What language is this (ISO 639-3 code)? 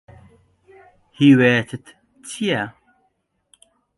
ckb